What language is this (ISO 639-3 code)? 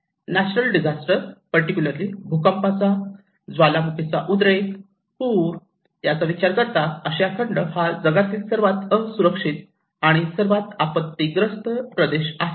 mar